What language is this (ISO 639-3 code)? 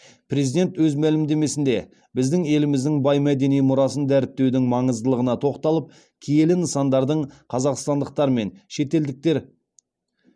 kaz